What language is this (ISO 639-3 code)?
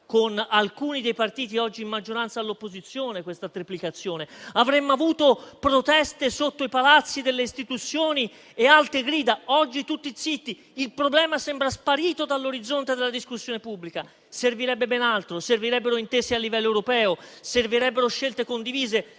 ita